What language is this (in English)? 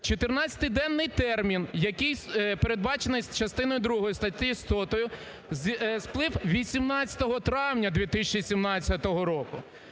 Ukrainian